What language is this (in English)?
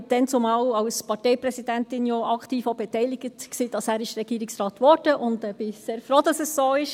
Swiss German